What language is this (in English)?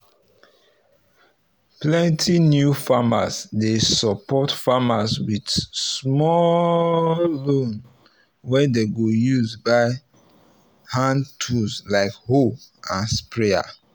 Nigerian Pidgin